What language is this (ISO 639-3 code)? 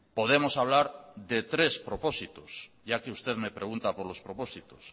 spa